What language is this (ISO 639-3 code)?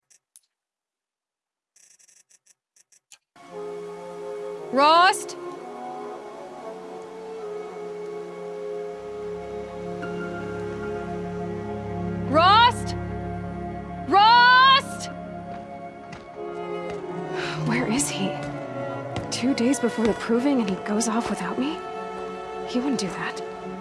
eng